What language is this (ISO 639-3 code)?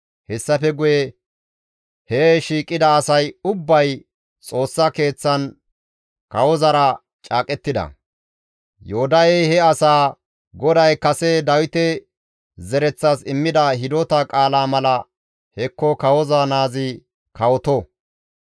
gmv